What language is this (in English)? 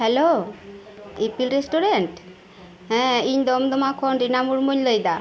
Santali